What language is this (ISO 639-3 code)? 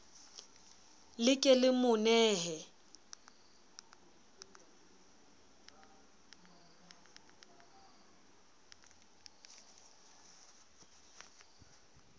sot